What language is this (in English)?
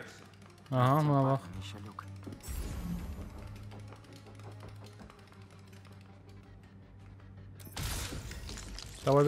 Turkish